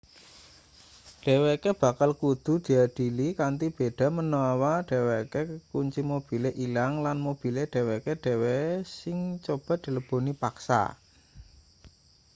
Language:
Javanese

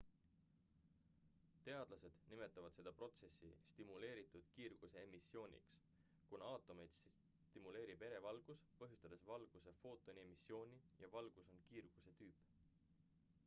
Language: Estonian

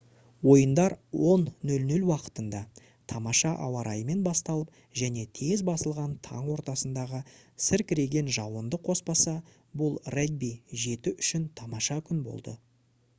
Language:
Kazakh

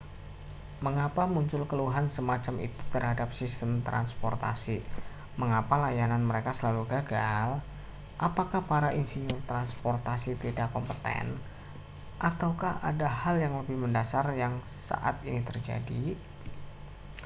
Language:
Indonesian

